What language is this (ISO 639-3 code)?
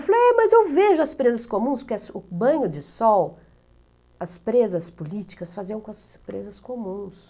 por